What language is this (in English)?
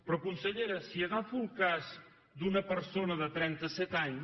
Catalan